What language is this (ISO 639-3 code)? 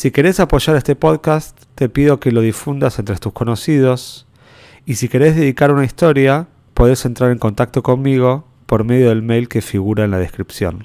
spa